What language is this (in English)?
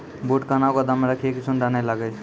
Maithili